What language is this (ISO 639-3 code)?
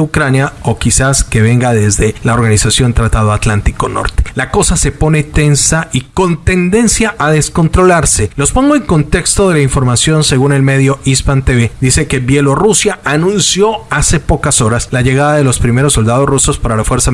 spa